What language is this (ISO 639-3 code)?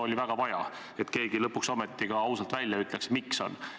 est